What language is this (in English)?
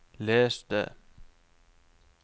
Norwegian